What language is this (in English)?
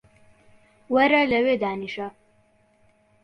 Central Kurdish